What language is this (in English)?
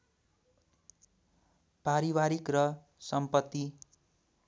Nepali